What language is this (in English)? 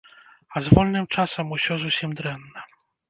Belarusian